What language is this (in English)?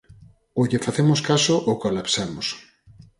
Galician